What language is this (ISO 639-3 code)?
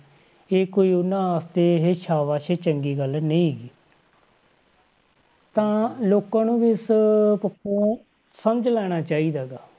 pan